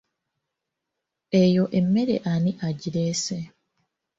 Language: Ganda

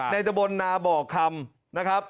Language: Thai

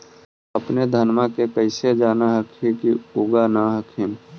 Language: Magahi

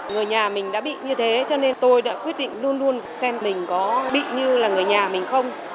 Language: Vietnamese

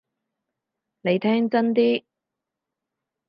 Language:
Cantonese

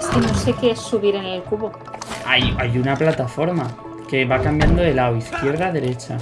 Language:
Spanish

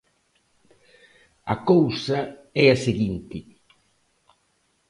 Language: Galician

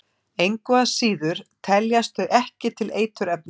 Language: Icelandic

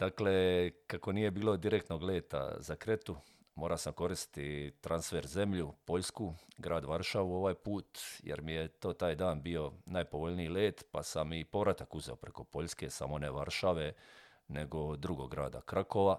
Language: Croatian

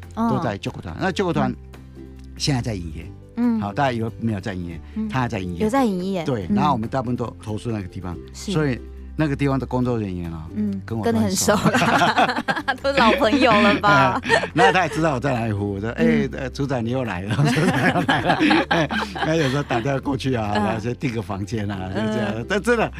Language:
Chinese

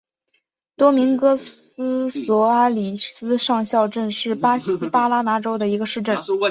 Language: Chinese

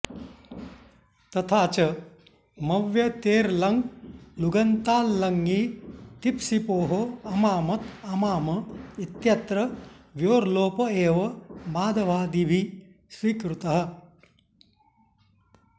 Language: Sanskrit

